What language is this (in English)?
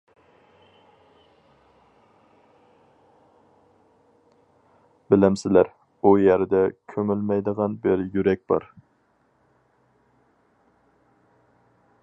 Uyghur